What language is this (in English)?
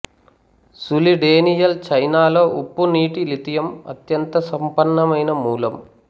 Telugu